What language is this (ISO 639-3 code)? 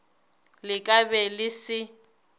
nso